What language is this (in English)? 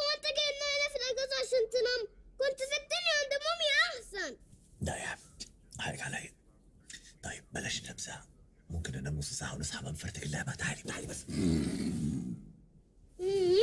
Arabic